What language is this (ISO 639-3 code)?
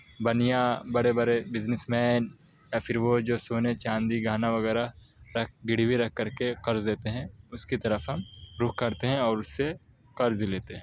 urd